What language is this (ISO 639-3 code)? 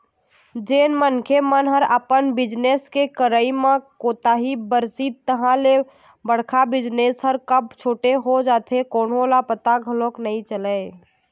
hne